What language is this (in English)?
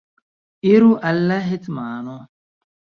Esperanto